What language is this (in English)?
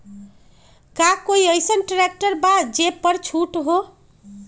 Magahi